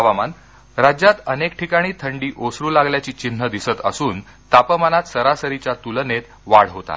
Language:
Marathi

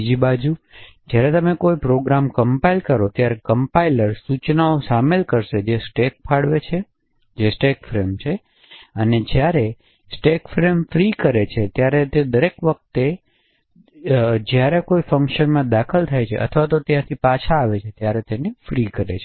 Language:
Gujarati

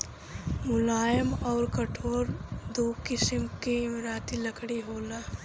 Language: Bhojpuri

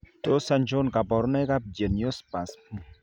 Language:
Kalenjin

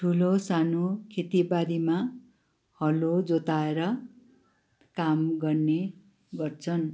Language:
Nepali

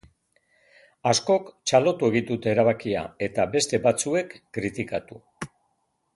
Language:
Basque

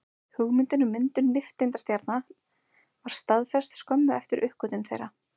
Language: Icelandic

